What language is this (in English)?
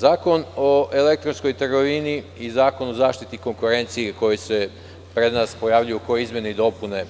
Serbian